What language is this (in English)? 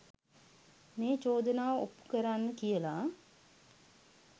Sinhala